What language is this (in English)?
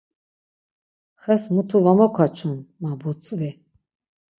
Laz